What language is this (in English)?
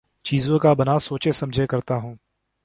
Urdu